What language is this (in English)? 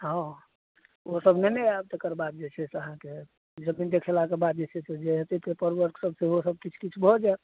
Maithili